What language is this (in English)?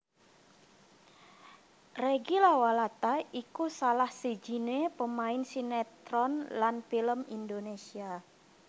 Javanese